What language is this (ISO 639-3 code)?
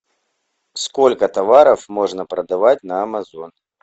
rus